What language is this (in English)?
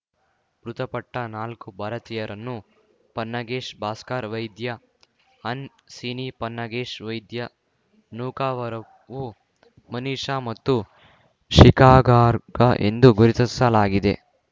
Kannada